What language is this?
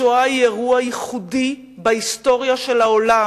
Hebrew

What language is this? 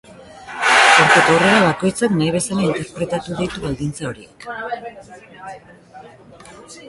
Basque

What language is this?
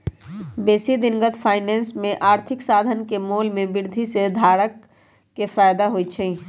Magahi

